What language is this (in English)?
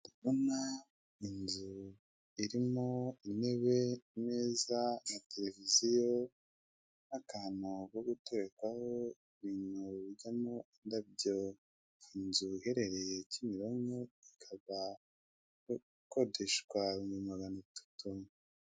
Kinyarwanda